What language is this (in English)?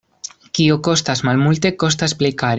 Esperanto